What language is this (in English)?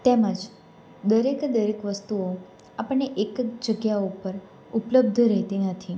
Gujarati